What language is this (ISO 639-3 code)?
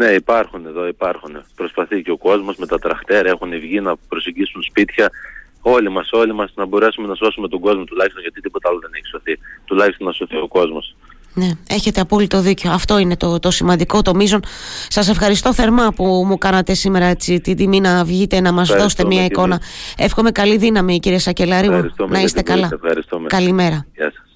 ell